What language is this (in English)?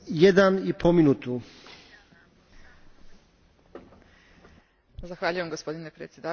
Croatian